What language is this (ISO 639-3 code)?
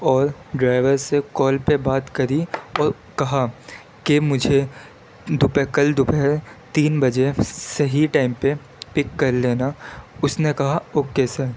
urd